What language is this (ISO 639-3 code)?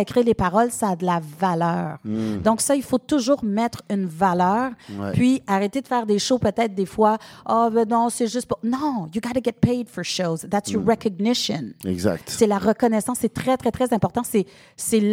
fra